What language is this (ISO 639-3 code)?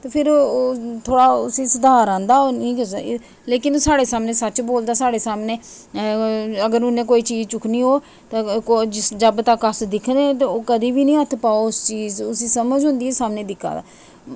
doi